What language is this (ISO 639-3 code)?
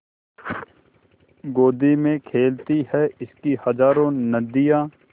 hin